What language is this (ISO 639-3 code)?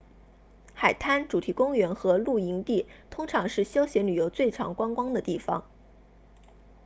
zho